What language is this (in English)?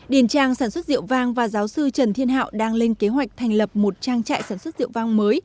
Vietnamese